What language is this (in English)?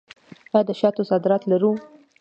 Pashto